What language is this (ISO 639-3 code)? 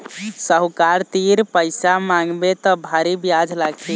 hne